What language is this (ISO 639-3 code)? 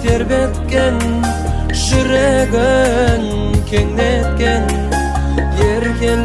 tur